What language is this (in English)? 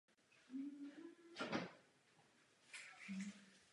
Czech